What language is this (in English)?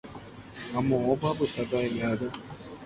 Guarani